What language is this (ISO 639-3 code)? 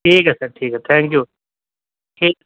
urd